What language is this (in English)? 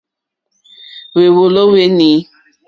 Mokpwe